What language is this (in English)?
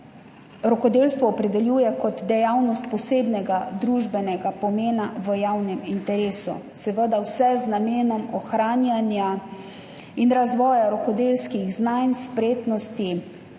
Slovenian